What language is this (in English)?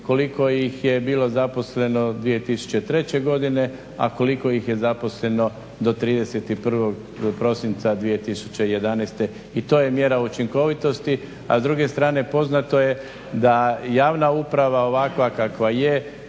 Croatian